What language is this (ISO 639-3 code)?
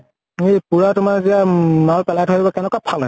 asm